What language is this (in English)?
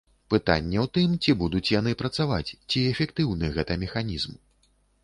Belarusian